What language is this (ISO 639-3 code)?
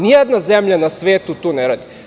srp